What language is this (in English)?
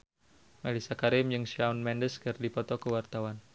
Sundanese